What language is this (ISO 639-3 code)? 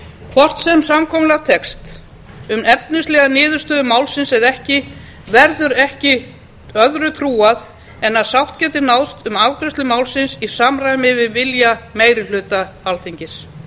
isl